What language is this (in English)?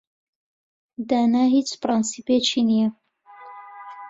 Central Kurdish